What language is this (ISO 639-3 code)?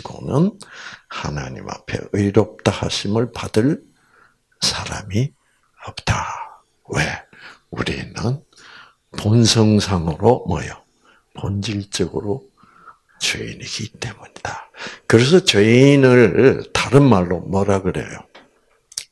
kor